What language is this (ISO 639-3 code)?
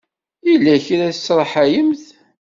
kab